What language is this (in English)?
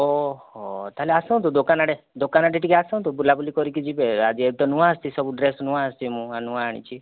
Odia